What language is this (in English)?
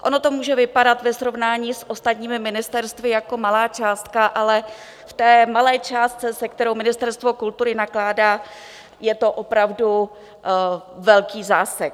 Czech